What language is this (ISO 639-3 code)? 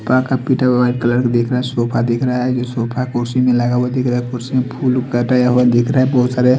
hin